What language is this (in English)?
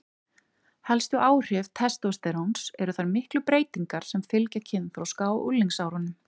Icelandic